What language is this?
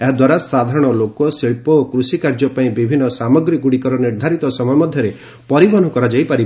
Odia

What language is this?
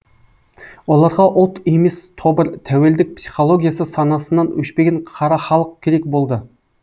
Kazakh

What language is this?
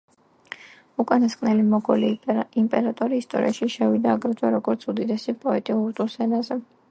Georgian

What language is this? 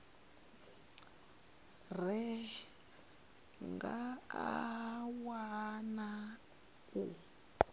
Venda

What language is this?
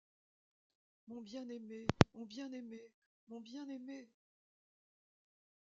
French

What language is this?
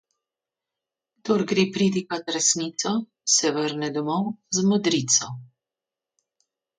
Slovenian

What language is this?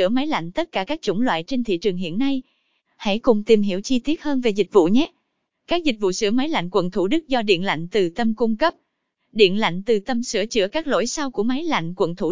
Vietnamese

